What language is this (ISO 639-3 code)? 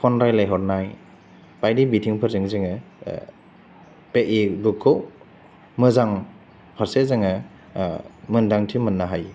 brx